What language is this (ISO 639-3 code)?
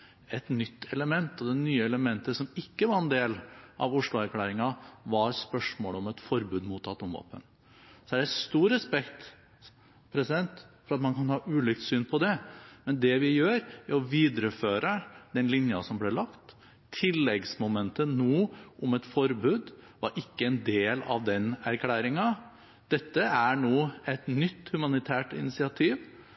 nob